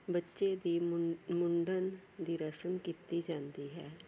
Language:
Punjabi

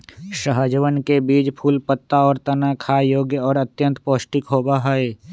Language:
Magahi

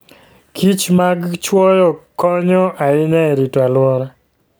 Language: Luo (Kenya and Tanzania)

